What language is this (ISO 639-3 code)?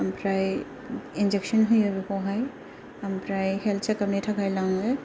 brx